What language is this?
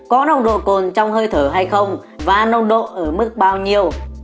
Vietnamese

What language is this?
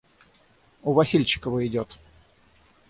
Russian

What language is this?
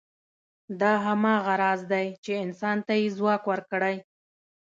Pashto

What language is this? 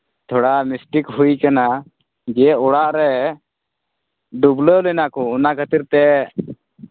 Santali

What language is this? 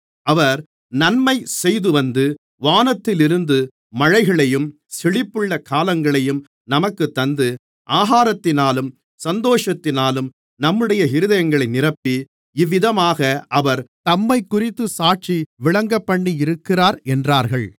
Tamil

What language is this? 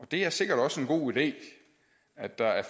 Danish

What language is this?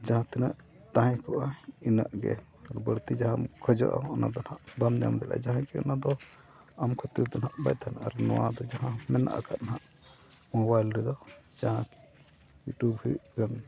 Santali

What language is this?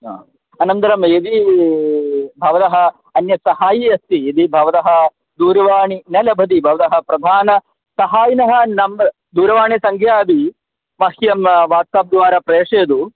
Sanskrit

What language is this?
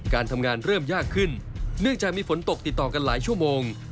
Thai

